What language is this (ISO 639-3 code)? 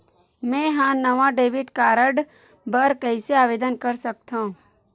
hne